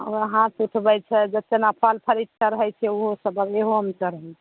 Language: Maithili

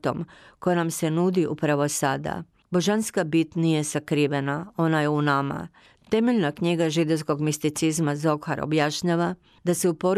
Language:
Croatian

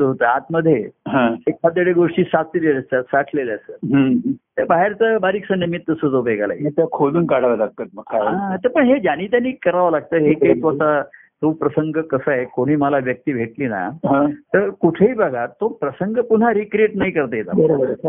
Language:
Marathi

